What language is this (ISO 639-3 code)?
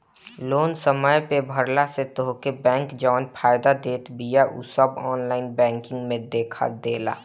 bho